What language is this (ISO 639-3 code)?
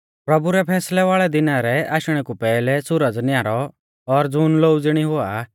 bfz